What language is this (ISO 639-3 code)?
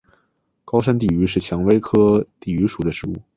zho